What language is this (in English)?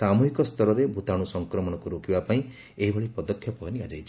Odia